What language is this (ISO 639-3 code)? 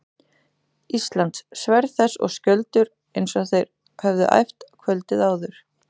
isl